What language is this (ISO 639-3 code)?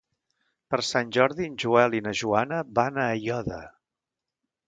cat